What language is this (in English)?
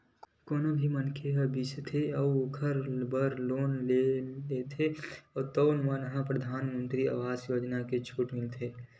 Chhattisgarhi